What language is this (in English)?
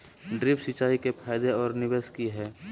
Magahi